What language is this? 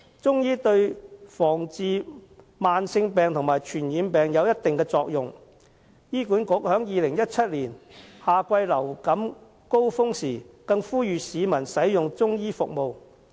Cantonese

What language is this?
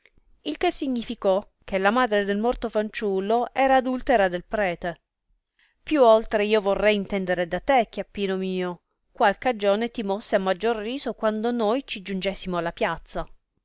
Italian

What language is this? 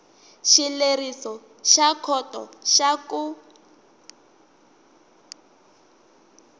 Tsonga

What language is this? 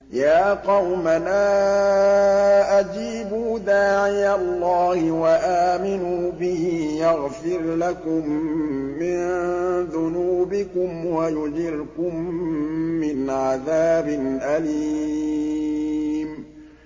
Arabic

